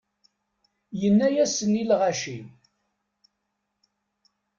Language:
Kabyle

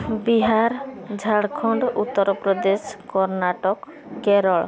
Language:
Odia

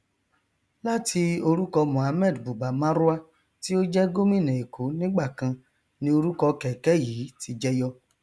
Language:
Yoruba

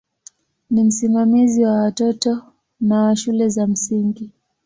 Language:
Swahili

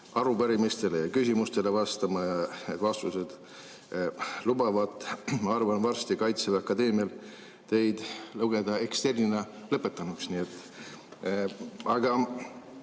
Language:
Estonian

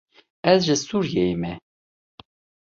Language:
Kurdish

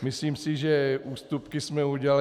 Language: Czech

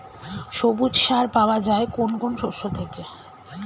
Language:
Bangla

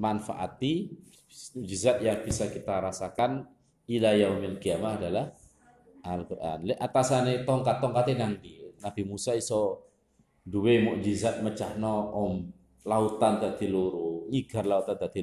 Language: Indonesian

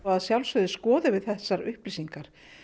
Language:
Icelandic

